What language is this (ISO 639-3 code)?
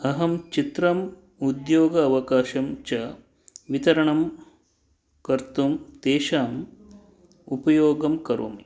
san